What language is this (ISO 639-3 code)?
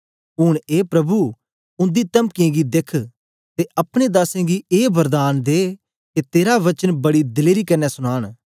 doi